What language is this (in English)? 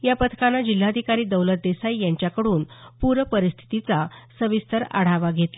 Marathi